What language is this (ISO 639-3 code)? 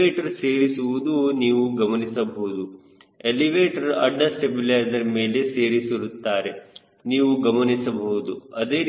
kan